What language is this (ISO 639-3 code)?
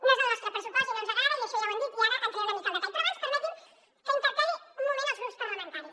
cat